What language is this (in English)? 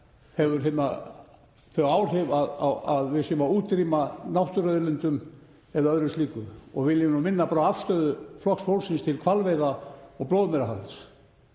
Icelandic